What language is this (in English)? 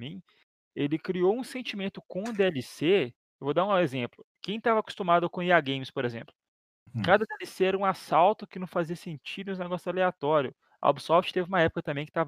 Portuguese